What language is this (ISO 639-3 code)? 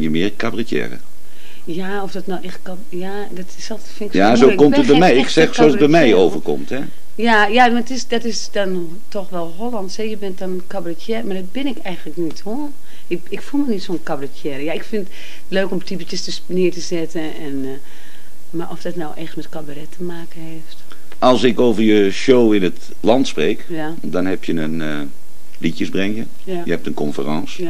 nld